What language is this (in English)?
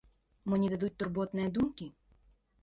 Belarusian